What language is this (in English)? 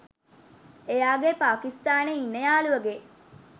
Sinhala